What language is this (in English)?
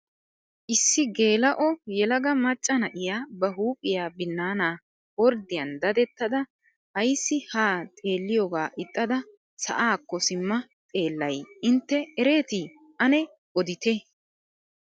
Wolaytta